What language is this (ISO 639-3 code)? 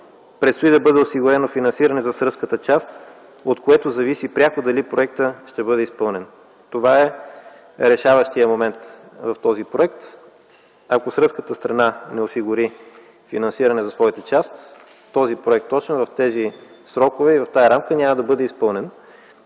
bul